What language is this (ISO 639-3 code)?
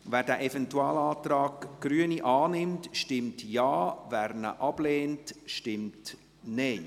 gsw